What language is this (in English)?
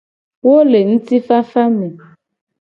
Gen